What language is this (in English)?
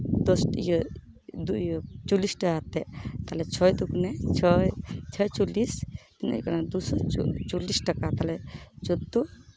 Santali